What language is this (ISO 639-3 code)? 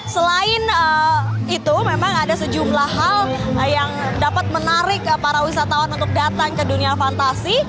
ind